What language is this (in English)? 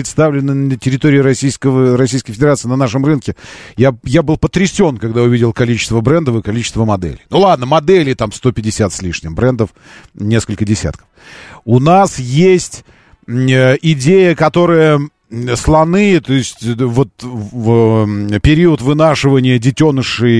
Russian